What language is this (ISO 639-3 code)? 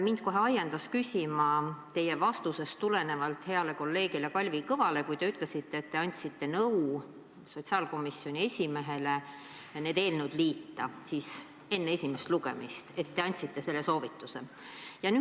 est